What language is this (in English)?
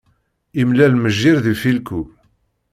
Kabyle